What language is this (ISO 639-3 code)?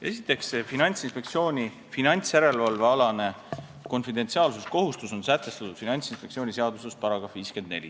est